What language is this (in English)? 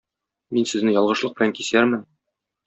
Tatar